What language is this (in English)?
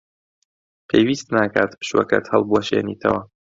Central Kurdish